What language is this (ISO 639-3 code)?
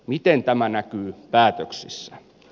fin